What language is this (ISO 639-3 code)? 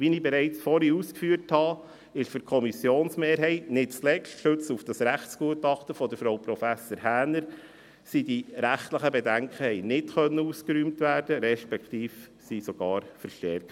gsw